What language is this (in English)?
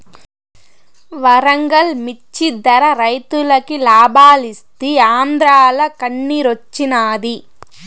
Telugu